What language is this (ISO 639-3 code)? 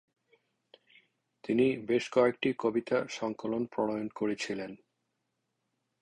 ben